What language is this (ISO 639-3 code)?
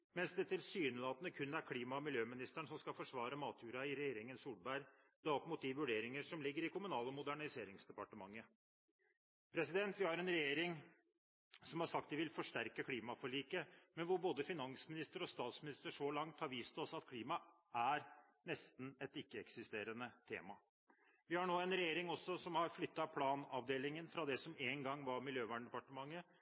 nob